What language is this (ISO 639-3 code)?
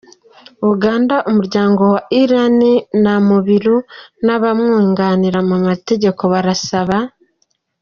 kin